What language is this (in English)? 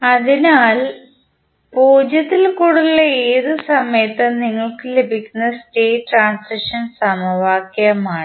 Malayalam